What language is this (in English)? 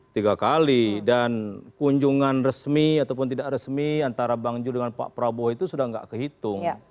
Indonesian